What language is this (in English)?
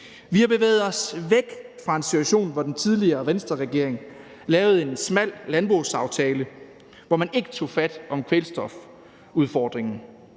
Danish